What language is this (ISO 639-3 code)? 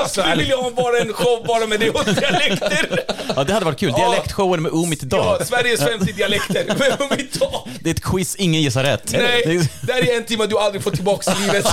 swe